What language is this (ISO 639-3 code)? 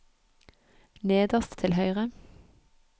nor